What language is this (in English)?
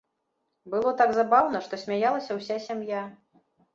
Belarusian